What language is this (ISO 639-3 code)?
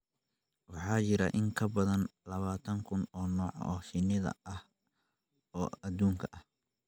som